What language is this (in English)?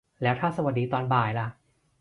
Thai